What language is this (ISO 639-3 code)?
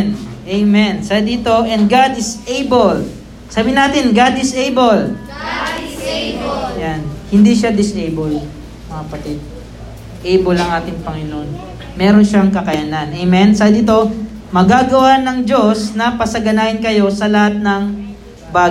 fil